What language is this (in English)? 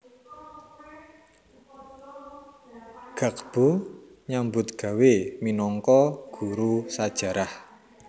Javanese